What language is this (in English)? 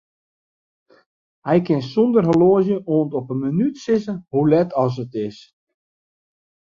Western Frisian